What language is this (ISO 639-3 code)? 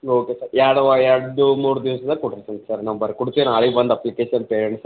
kan